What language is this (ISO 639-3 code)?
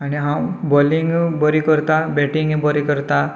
kok